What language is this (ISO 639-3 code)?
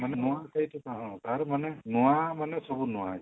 ori